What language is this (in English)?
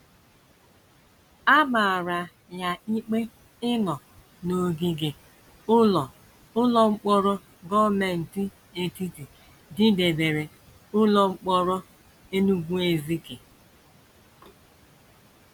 Igbo